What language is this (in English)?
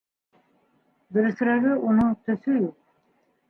Bashkir